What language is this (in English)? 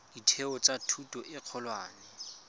Tswana